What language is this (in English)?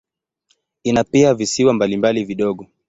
Swahili